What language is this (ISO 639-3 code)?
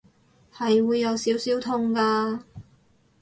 yue